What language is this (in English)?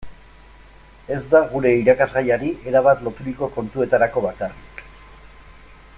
Basque